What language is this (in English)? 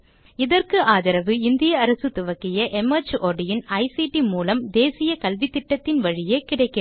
Tamil